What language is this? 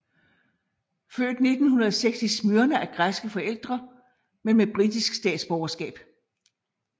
Danish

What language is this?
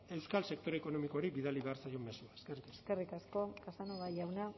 Basque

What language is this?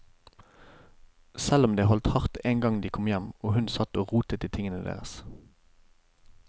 Norwegian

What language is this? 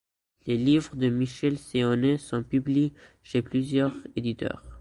French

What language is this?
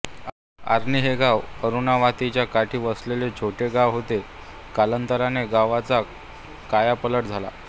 Marathi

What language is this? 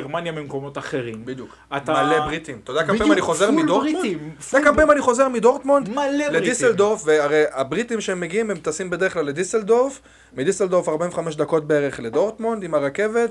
Hebrew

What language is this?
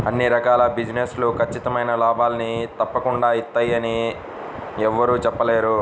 Telugu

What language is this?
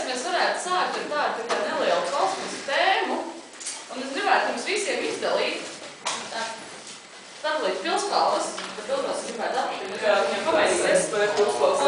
Ukrainian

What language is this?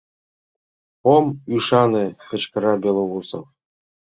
Mari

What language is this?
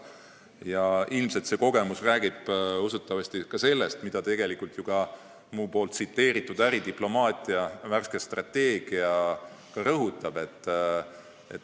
Estonian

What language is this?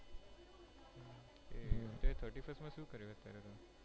Gujarati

